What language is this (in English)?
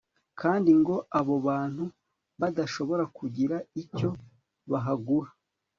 Kinyarwanda